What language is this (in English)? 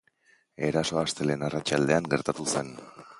Basque